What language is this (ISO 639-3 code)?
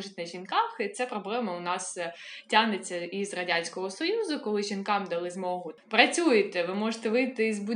ukr